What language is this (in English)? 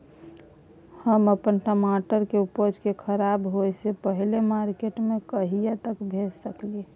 Maithili